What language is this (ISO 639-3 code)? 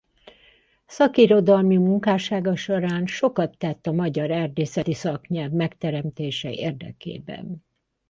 hun